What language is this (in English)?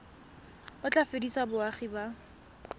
Tswana